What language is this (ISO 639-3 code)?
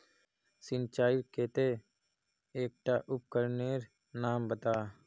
mag